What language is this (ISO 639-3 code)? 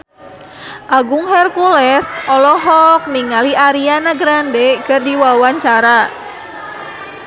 sun